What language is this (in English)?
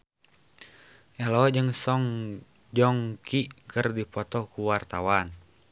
Sundanese